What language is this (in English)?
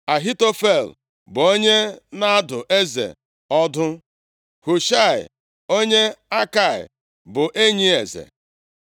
Igbo